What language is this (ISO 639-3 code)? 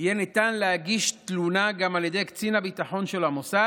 heb